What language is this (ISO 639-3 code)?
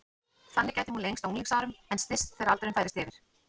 isl